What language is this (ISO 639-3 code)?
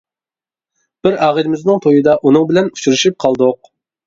uig